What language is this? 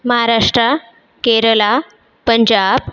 Marathi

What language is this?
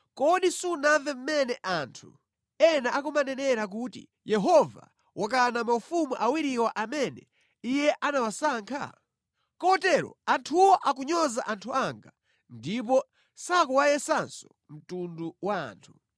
Nyanja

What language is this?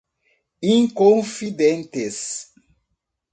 Portuguese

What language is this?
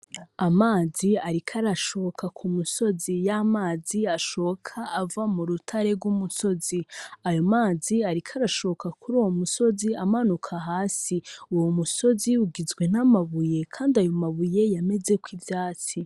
Rundi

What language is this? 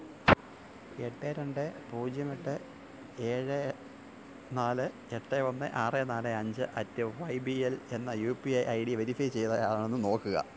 Malayalam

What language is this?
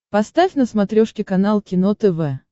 Russian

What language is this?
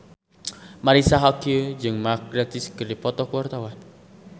Sundanese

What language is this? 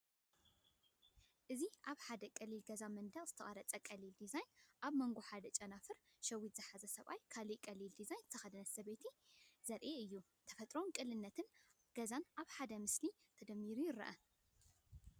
Tigrinya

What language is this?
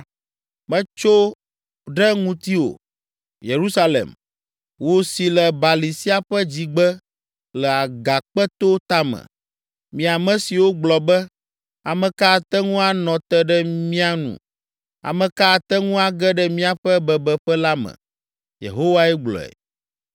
Ewe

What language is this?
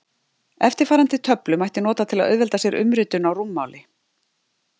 Icelandic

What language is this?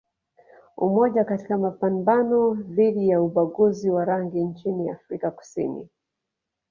Swahili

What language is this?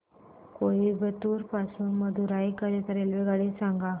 Marathi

